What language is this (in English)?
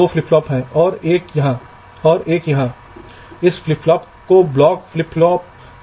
Hindi